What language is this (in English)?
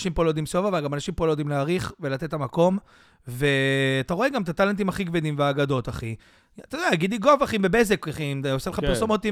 Hebrew